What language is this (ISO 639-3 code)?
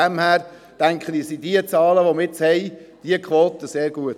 gsw